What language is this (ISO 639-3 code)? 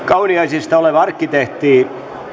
fin